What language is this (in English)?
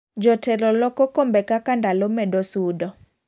Luo (Kenya and Tanzania)